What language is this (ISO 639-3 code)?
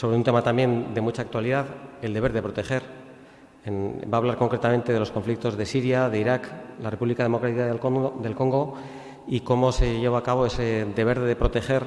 spa